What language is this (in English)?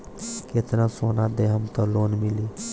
Bhojpuri